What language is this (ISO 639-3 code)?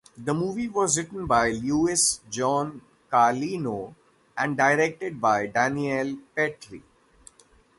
eng